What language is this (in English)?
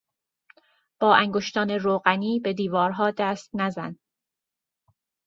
Persian